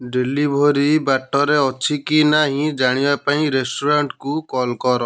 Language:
Odia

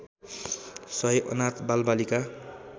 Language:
Nepali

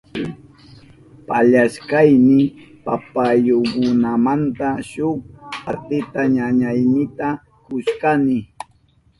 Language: Southern Pastaza Quechua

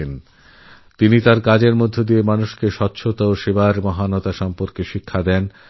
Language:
Bangla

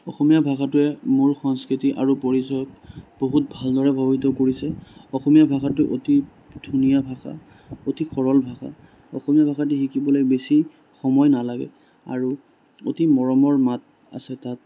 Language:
Assamese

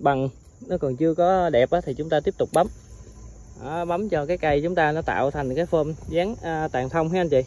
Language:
Vietnamese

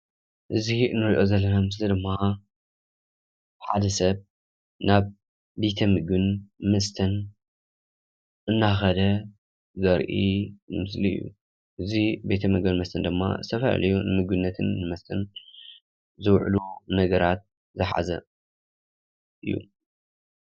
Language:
Tigrinya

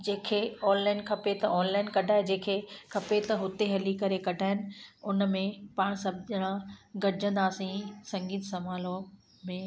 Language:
Sindhi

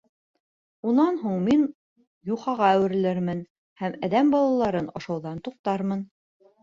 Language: Bashkir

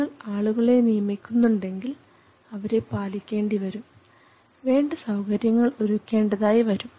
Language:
Malayalam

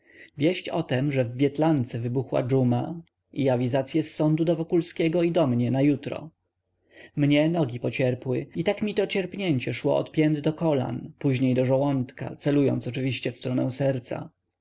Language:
Polish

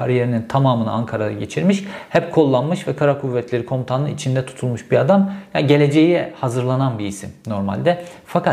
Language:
Turkish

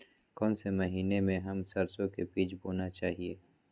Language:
Magahi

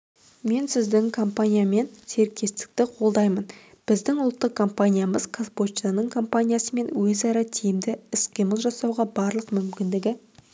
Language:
Kazakh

